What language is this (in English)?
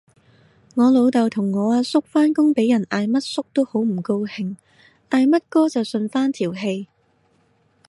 Cantonese